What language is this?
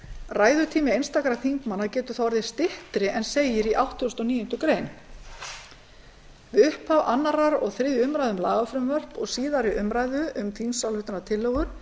Icelandic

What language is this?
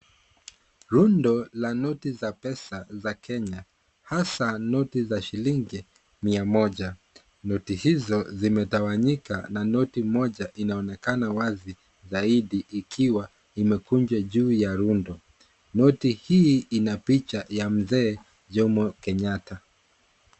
Swahili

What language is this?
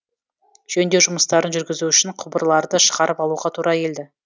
Kazakh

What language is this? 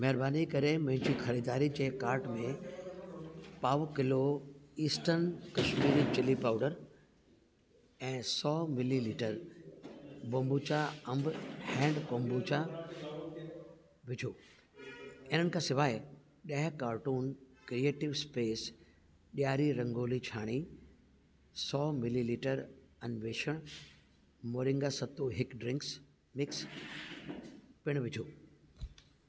Sindhi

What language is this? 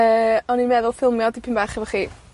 Welsh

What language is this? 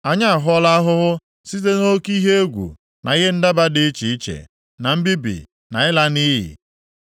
Igbo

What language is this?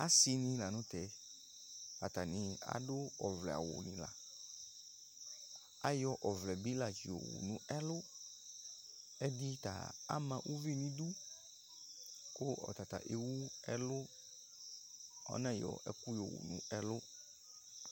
Ikposo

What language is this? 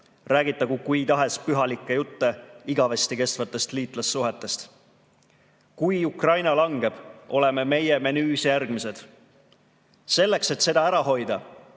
Estonian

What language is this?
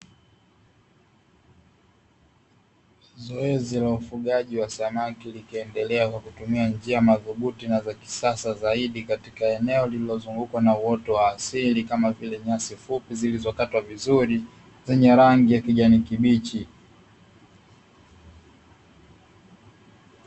Swahili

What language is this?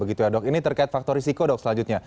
Indonesian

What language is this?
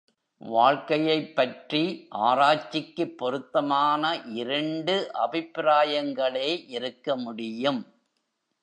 Tamil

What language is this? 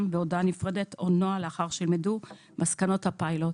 Hebrew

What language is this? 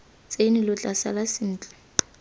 Tswana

